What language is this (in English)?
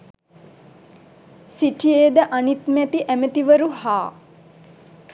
Sinhala